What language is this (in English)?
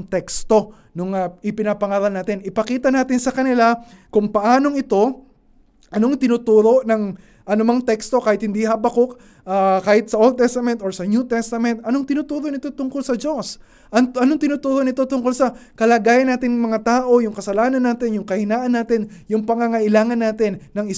Filipino